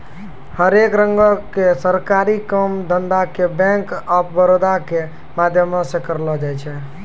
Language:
Maithili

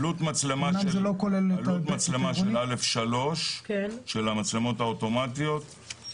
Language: Hebrew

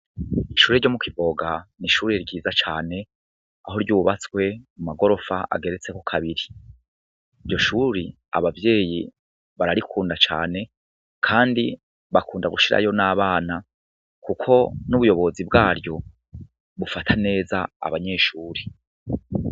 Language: Rundi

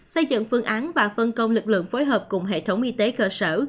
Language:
Vietnamese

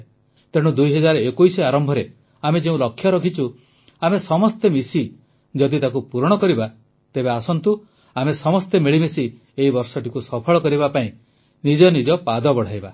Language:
Odia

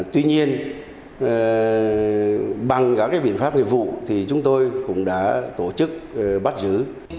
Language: Vietnamese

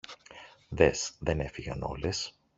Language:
Greek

